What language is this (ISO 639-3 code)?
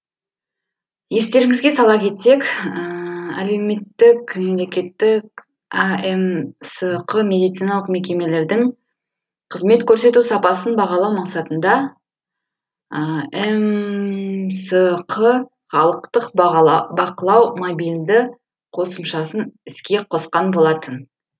kaz